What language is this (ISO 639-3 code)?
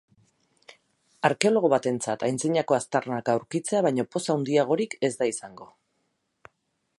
eus